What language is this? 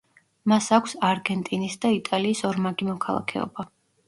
Georgian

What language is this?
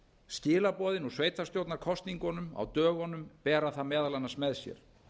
Icelandic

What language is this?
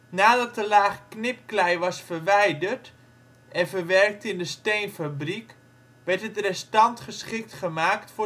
Dutch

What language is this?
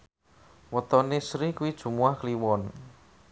Javanese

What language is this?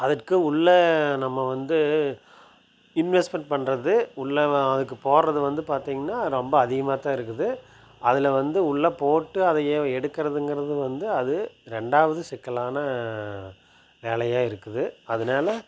Tamil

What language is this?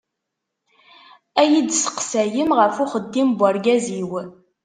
Kabyle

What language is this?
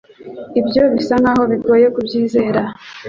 Kinyarwanda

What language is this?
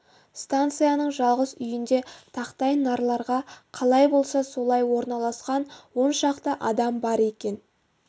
Kazakh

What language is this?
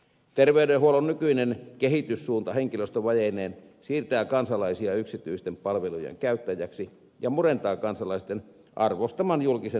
Finnish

